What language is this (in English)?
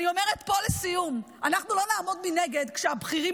Hebrew